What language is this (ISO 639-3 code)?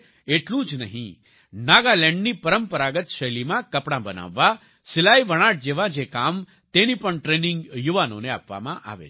guj